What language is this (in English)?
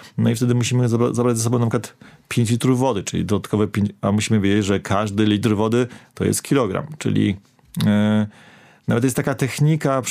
Polish